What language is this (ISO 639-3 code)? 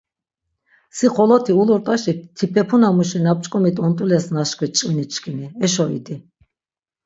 lzz